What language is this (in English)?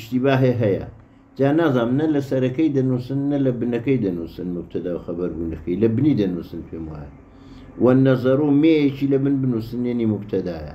Arabic